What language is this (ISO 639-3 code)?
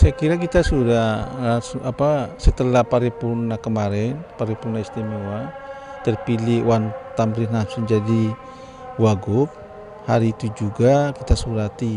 ind